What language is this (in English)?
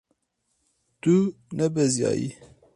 Kurdish